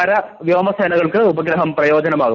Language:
Malayalam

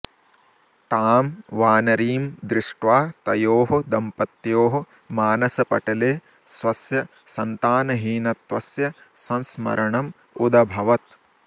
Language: Sanskrit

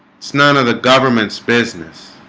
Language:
English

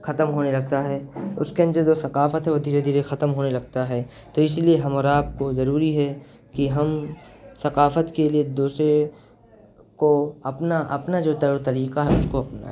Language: Urdu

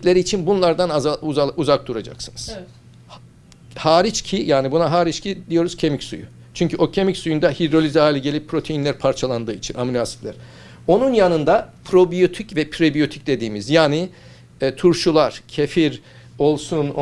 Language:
Turkish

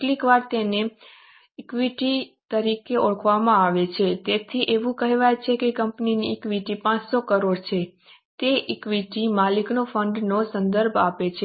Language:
Gujarati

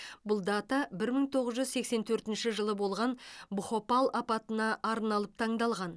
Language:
Kazakh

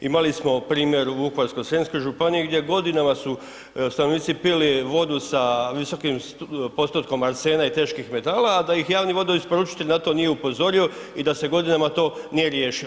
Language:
Croatian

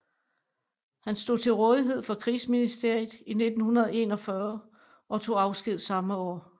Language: Danish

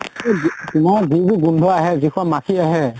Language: Assamese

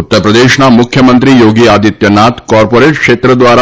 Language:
Gujarati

